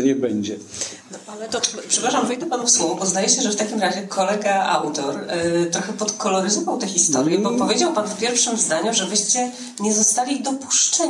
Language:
Polish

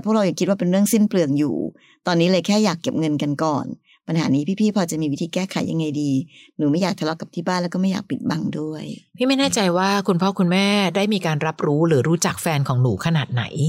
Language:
Thai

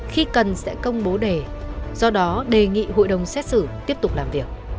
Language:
Vietnamese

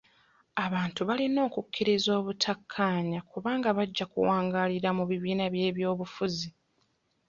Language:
Ganda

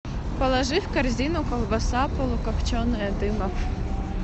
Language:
Russian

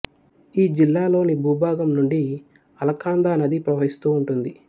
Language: Telugu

